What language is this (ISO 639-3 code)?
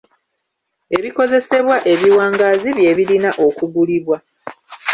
lug